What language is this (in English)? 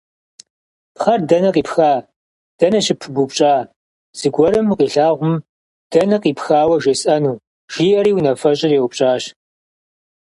Kabardian